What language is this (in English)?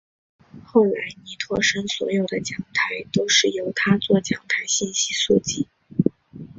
Chinese